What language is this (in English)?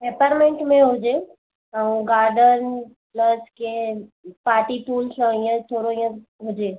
Sindhi